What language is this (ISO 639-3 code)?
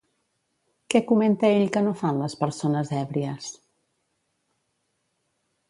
cat